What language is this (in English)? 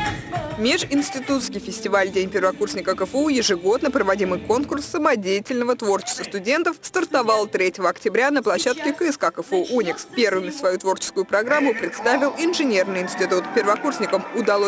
Russian